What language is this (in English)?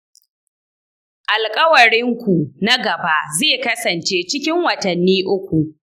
Hausa